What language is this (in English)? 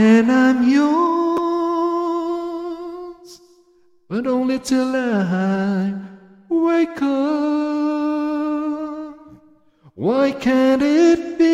Filipino